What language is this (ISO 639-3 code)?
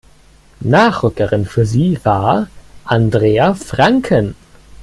deu